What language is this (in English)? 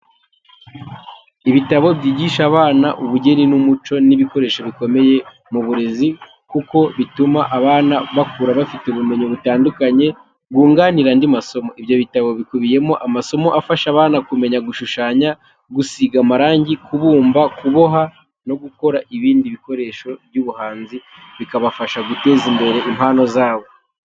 Kinyarwanda